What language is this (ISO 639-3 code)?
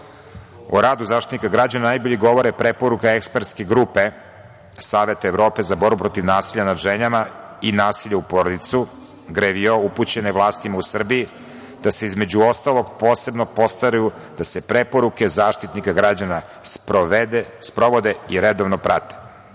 srp